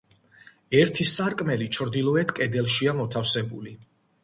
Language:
Georgian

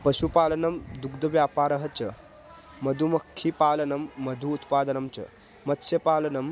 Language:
Sanskrit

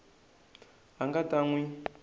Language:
Tsonga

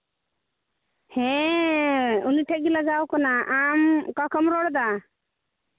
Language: Santali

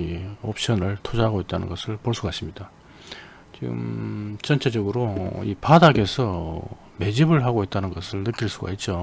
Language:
Korean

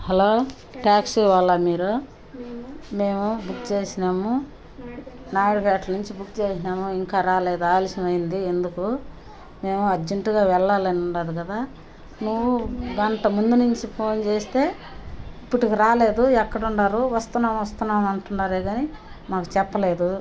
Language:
Telugu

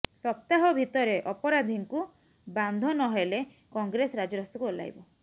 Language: Odia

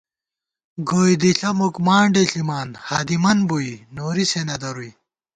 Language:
Gawar-Bati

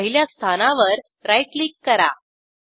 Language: Marathi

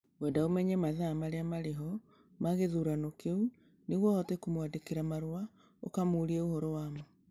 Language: Kikuyu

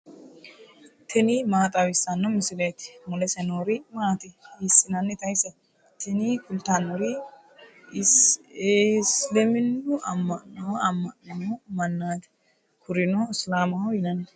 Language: Sidamo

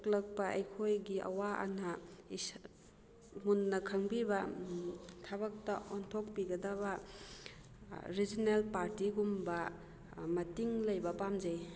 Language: Manipuri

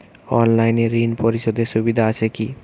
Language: Bangla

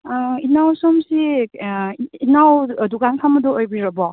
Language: Manipuri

